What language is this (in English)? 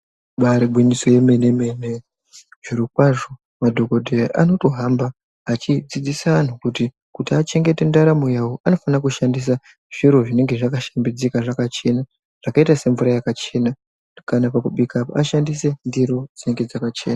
Ndau